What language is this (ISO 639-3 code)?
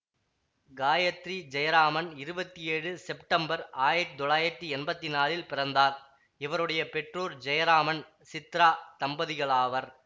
tam